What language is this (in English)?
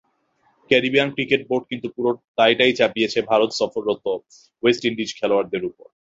Bangla